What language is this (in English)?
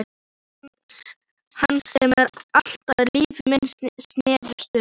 Icelandic